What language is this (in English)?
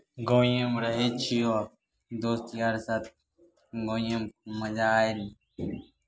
Maithili